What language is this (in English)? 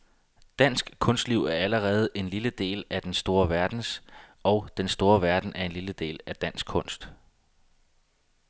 Danish